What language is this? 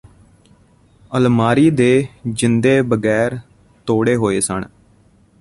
Punjabi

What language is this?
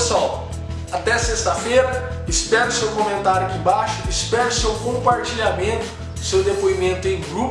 Portuguese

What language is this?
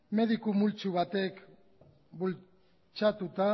Basque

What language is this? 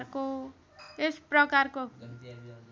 Nepali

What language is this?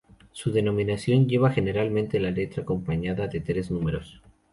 Spanish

